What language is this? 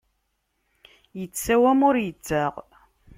Kabyle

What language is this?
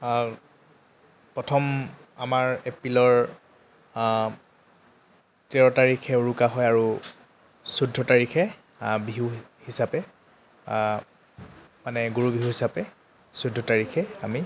Assamese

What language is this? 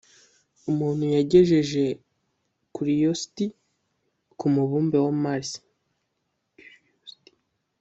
Kinyarwanda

